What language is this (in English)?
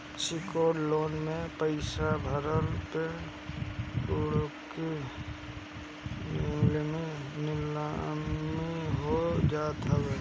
Bhojpuri